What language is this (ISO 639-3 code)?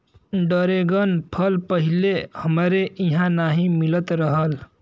bho